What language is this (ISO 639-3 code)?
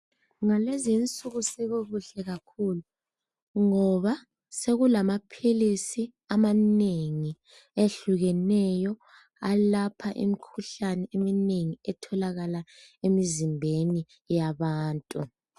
nde